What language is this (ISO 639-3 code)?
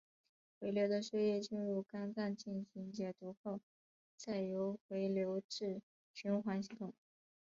zho